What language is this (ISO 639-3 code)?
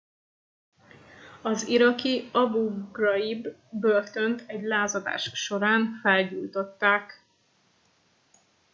hun